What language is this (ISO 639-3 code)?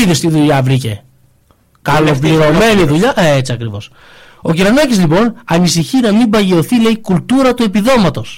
ell